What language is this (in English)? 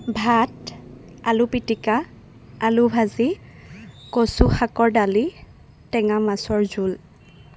Assamese